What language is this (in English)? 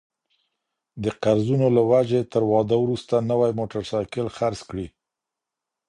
Pashto